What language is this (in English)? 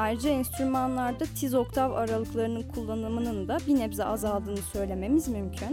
Turkish